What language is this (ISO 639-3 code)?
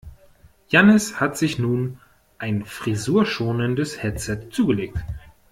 deu